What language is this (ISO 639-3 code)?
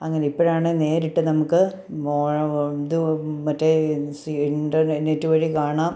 mal